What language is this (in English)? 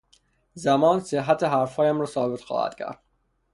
Persian